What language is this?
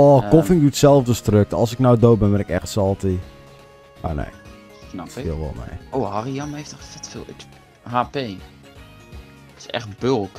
Dutch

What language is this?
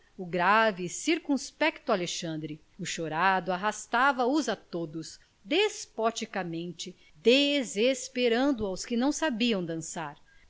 Portuguese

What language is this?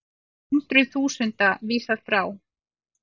Icelandic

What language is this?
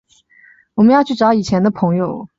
Chinese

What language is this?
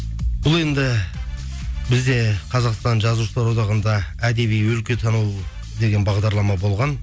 Kazakh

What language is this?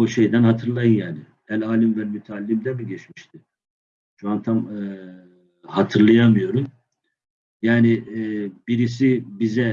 Turkish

